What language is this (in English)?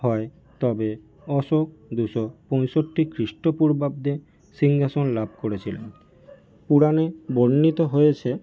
Bangla